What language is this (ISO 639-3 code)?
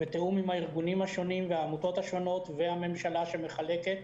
heb